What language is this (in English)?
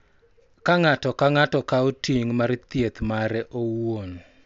Luo (Kenya and Tanzania)